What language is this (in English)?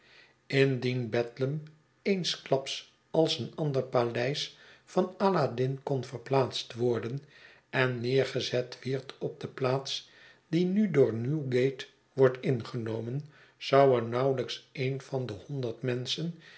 Dutch